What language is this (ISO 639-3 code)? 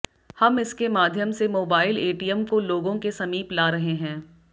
hin